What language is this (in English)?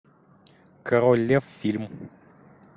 Russian